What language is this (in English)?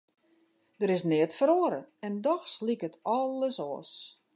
Western Frisian